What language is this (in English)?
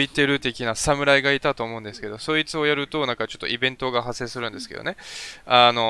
Japanese